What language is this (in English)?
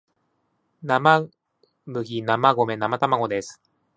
Japanese